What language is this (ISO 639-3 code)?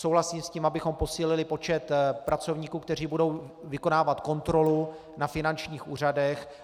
ces